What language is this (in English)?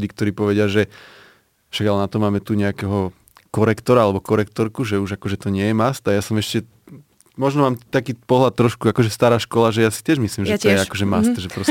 Slovak